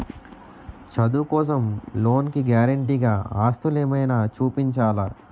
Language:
Telugu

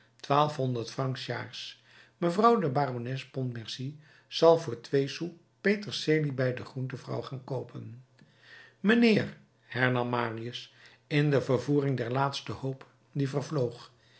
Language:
Dutch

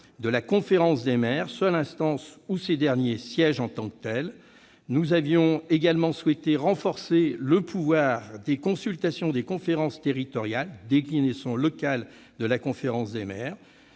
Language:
French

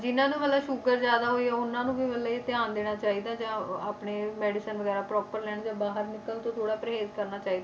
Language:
Punjabi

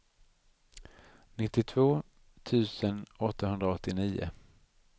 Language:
Swedish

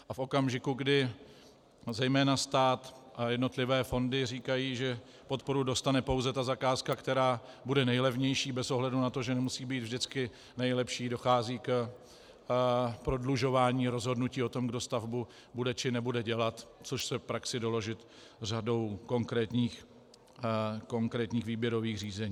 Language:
Czech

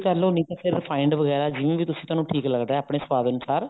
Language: Punjabi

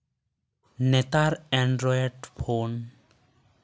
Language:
Santali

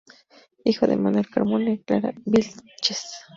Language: Spanish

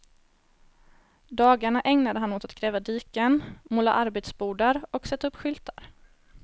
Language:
Swedish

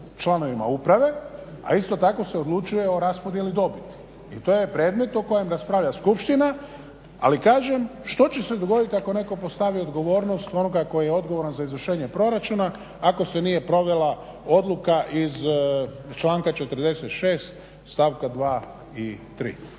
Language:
Croatian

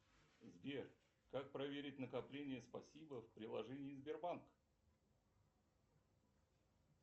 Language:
Russian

